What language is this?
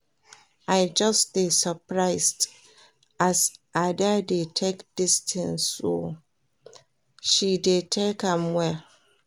Nigerian Pidgin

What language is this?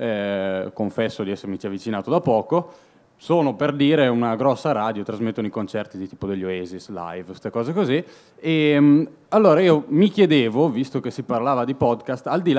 Italian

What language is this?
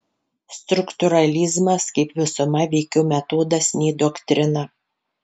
Lithuanian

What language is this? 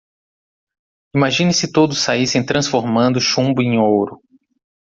Portuguese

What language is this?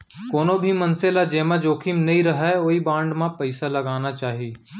Chhattisgarhi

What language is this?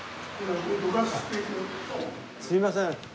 Japanese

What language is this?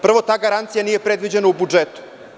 Serbian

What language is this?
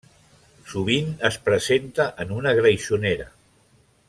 Catalan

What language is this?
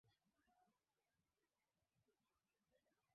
Swahili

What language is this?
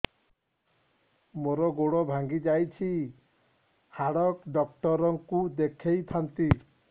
Odia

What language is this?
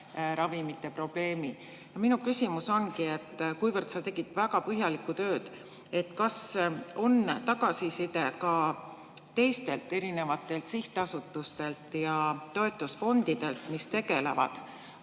Estonian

